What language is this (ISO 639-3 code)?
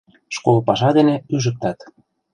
chm